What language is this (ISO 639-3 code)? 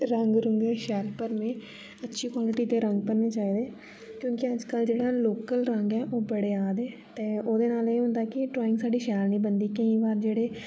doi